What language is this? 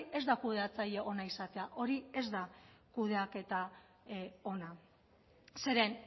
Basque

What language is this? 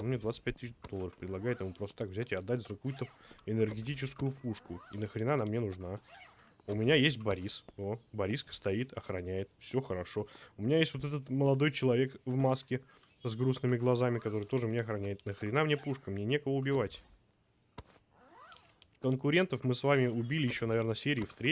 Russian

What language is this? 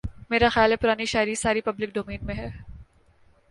Urdu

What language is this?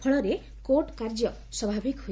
Odia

